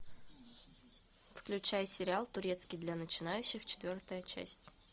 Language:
Russian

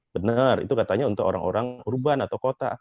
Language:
Indonesian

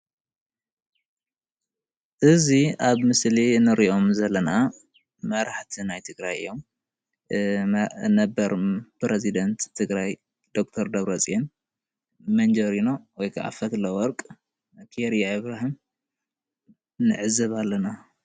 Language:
Tigrinya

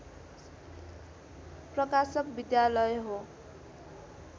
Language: Nepali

